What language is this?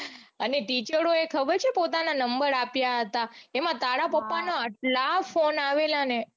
Gujarati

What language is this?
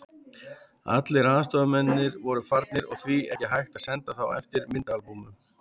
Icelandic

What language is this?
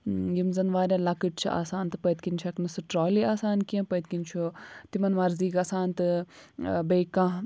Kashmiri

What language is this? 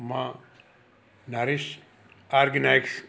Sindhi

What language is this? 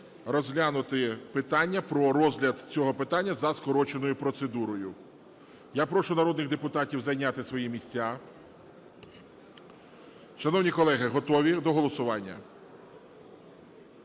Ukrainian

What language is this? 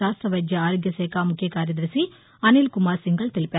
Telugu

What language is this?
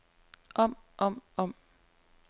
Danish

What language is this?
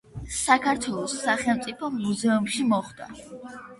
Georgian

